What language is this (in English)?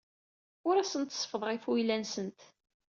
Kabyle